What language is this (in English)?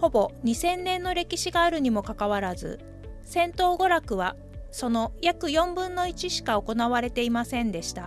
Japanese